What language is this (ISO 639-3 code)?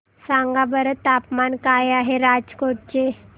mar